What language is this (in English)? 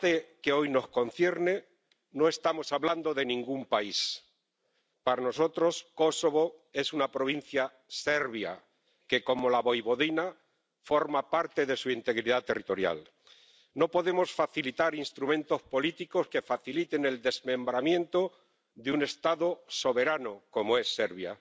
Spanish